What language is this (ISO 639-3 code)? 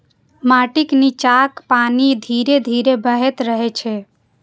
mai